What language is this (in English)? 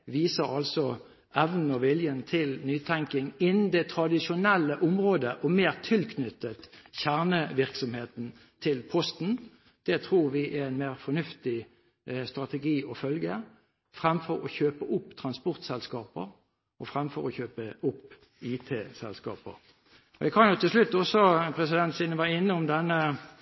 Norwegian Bokmål